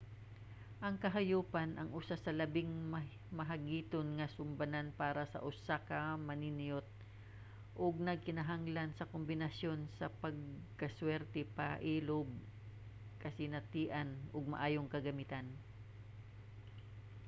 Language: Cebuano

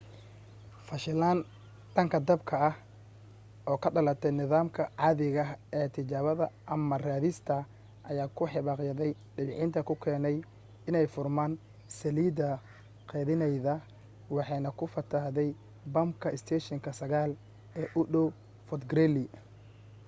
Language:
Somali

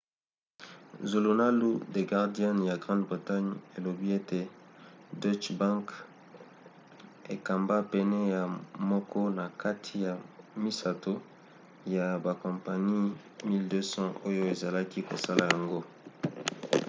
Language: Lingala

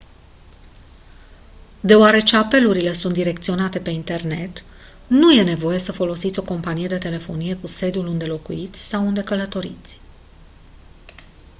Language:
Romanian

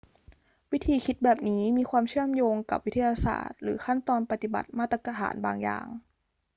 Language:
Thai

